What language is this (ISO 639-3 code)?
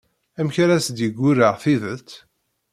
kab